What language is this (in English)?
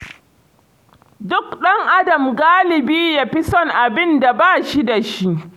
Hausa